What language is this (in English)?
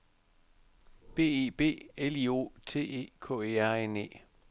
Danish